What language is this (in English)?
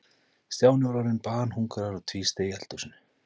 Icelandic